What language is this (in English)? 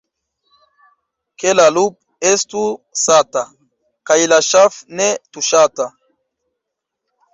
Esperanto